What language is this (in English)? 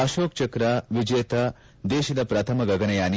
Kannada